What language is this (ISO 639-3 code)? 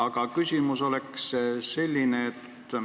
est